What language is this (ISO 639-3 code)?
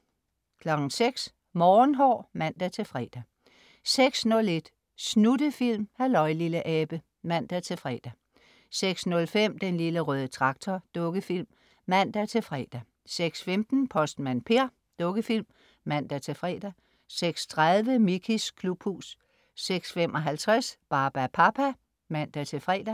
dan